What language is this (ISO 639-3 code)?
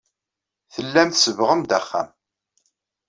kab